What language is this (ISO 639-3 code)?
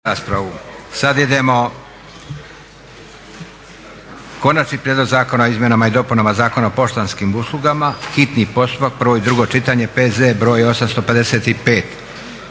hrv